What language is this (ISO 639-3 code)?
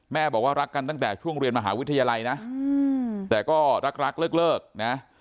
tha